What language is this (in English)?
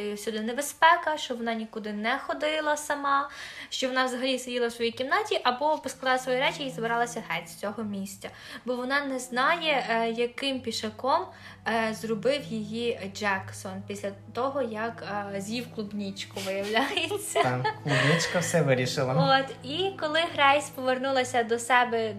Ukrainian